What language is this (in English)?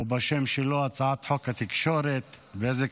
Hebrew